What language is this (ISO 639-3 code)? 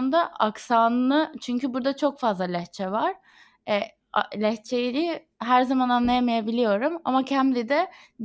tur